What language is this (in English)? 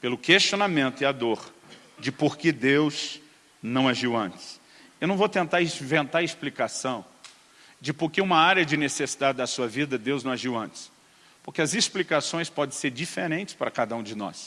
Portuguese